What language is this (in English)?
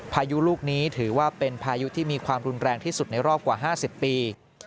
Thai